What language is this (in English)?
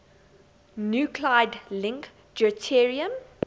English